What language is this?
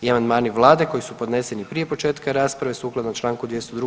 Croatian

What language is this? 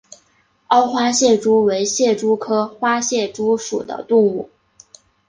Chinese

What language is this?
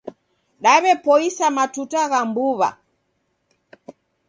Taita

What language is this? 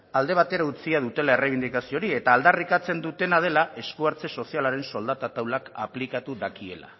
Basque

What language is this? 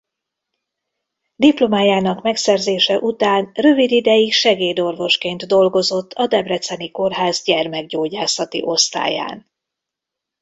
Hungarian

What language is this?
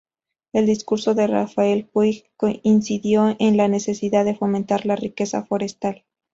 Spanish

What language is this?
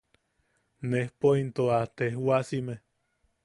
Yaqui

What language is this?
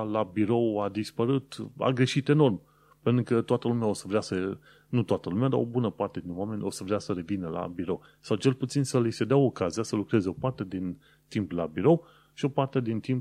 Romanian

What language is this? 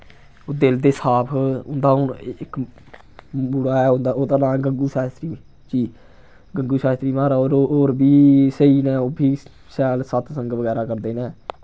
Dogri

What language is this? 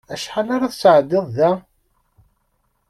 Kabyle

